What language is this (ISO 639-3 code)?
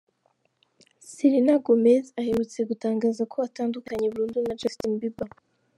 kin